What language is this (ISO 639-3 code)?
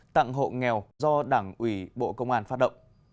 vie